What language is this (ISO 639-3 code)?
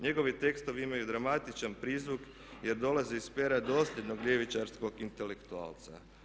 hrv